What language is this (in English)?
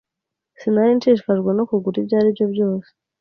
Kinyarwanda